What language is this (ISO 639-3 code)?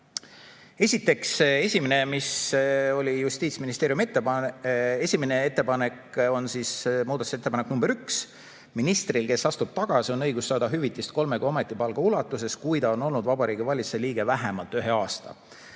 est